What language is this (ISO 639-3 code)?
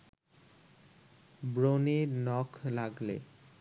ben